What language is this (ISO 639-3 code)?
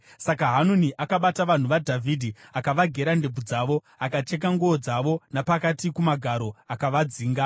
sna